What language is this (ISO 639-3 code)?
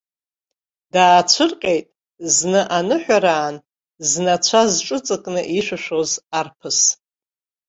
abk